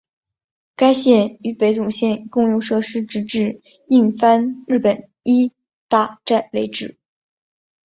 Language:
Chinese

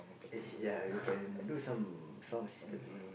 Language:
English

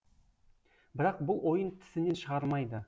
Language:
Kazakh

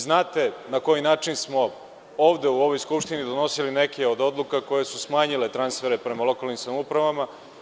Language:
Serbian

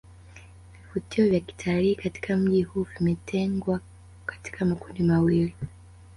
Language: Swahili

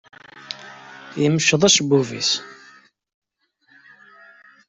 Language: Kabyle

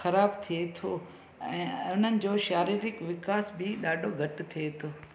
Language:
Sindhi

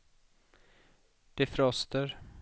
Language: Swedish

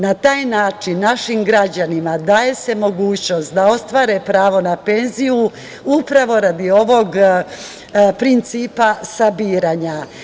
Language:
Serbian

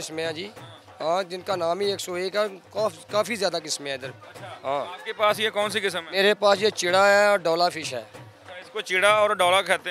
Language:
Hindi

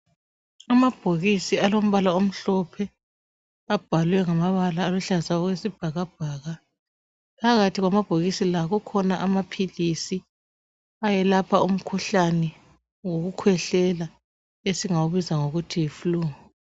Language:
North Ndebele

